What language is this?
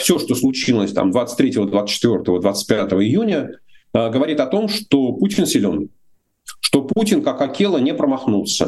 Russian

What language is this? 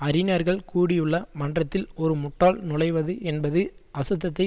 Tamil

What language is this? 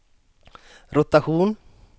Swedish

